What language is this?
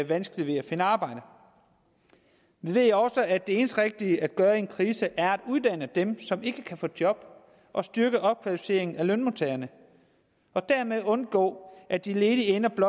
Danish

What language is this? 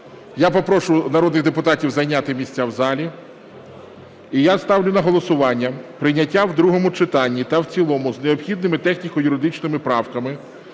Ukrainian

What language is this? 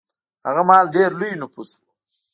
Pashto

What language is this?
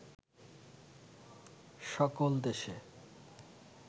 Bangla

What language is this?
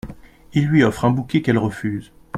French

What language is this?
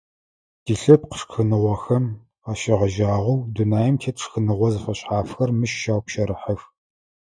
Adyghe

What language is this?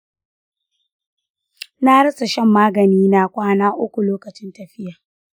Hausa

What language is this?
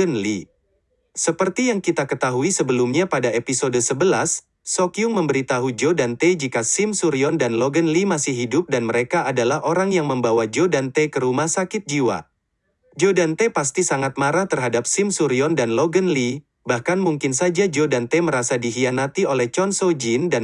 Indonesian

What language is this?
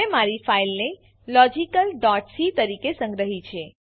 Gujarati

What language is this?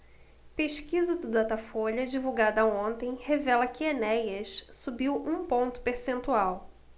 Portuguese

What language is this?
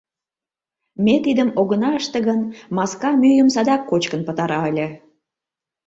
Mari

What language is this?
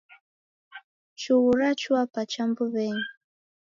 Taita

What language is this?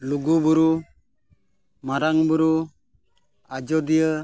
Santali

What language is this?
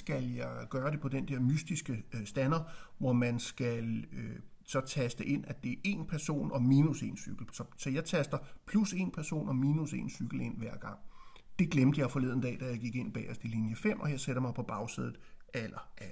Danish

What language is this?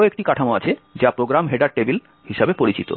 Bangla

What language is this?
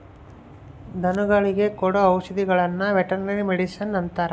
Kannada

